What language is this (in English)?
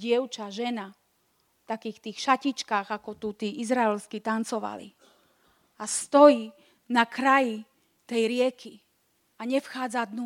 Slovak